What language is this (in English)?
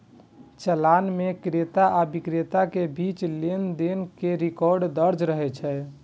Maithili